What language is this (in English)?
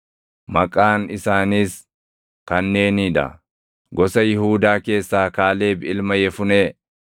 Oromo